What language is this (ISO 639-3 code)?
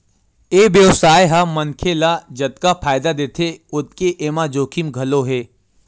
hne